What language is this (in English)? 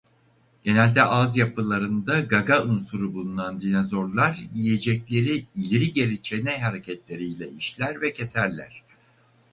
Turkish